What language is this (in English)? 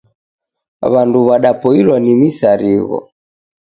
Taita